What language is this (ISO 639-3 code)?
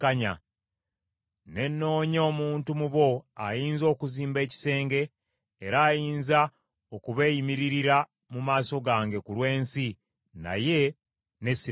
lug